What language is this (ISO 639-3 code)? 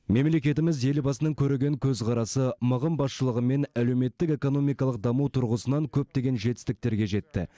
kaz